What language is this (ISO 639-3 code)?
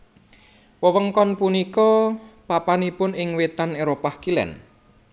jav